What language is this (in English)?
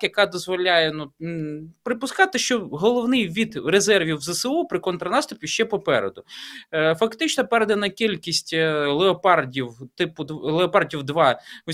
Ukrainian